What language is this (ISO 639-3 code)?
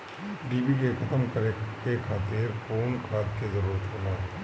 bho